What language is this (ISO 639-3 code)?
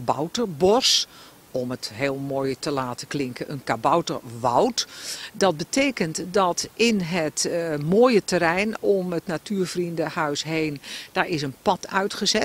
nld